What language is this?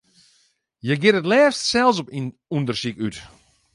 Western Frisian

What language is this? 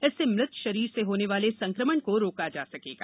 Hindi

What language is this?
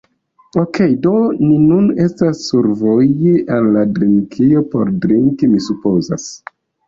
Esperanto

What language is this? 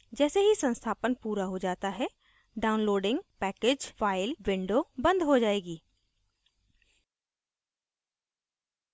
Hindi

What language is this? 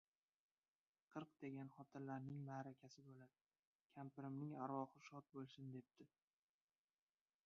Uzbek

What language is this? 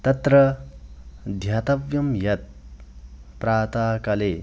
Sanskrit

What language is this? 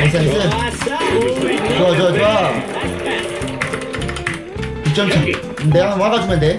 Korean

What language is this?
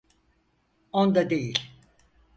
Turkish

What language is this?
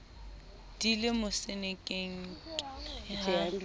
Southern Sotho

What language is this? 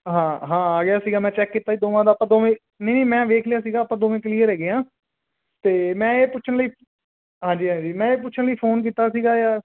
Punjabi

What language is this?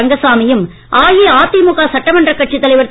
Tamil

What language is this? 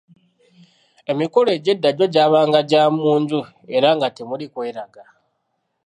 Ganda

